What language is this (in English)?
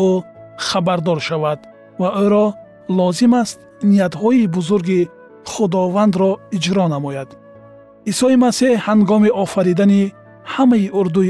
Persian